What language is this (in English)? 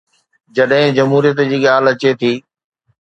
Sindhi